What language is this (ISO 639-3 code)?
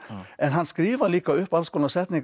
isl